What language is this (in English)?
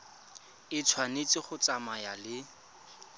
Tswana